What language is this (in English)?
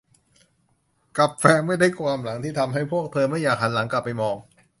Thai